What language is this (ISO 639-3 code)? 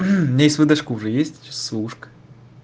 rus